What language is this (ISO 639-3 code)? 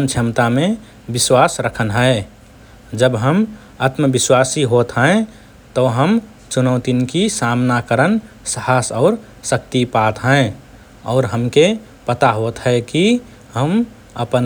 thr